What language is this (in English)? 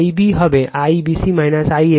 Bangla